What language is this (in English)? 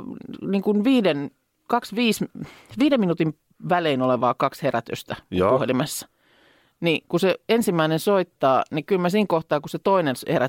Finnish